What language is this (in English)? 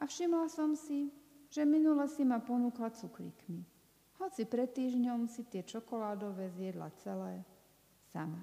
Slovak